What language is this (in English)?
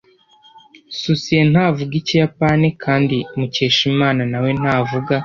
Kinyarwanda